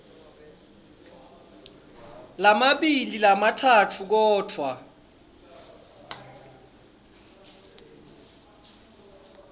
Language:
Swati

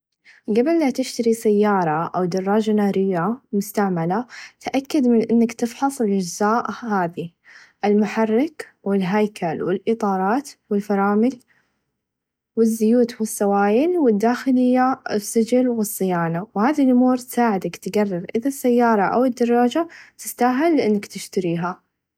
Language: Najdi Arabic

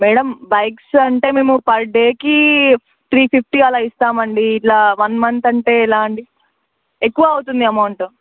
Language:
Telugu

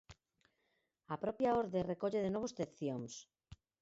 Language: Galician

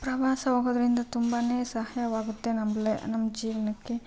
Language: Kannada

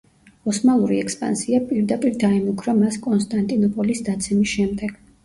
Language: Georgian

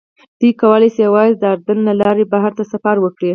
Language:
Pashto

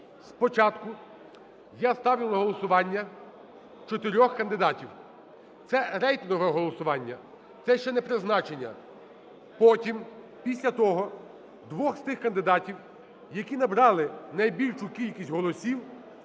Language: Ukrainian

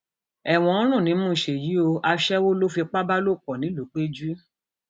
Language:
Yoruba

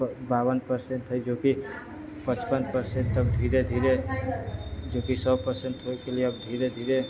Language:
Maithili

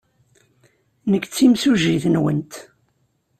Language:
Kabyle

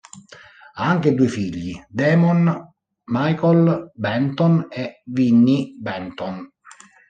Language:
Italian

